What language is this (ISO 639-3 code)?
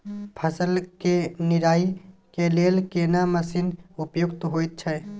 mai